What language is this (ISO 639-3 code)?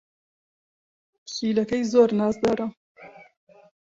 ckb